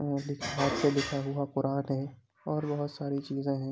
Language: Urdu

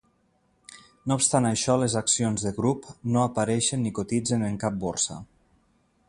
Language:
Catalan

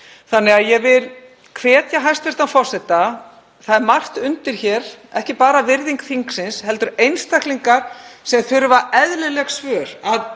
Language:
Icelandic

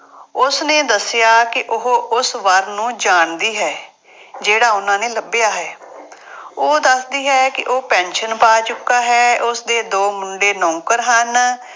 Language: Punjabi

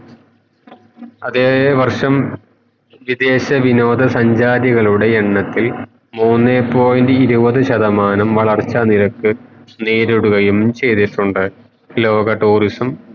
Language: Malayalam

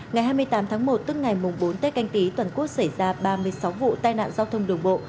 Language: Vietnamese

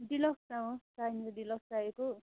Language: Nepali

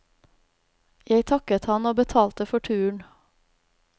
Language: Norwegian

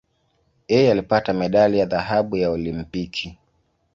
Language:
Swahili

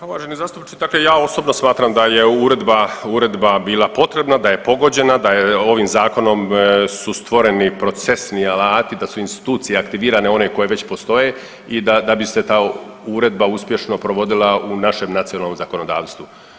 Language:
Croatian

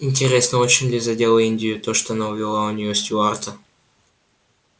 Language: Russian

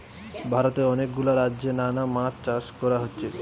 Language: Bangla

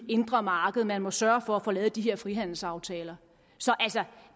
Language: Danish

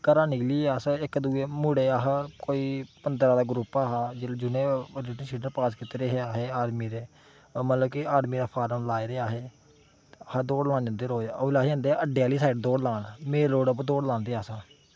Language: Dogri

